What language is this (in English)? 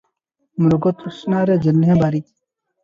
Odia